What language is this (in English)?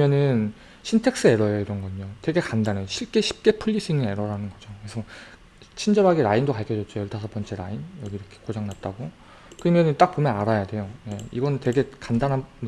Korean